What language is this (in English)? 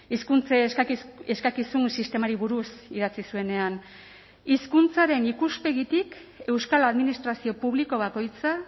Basque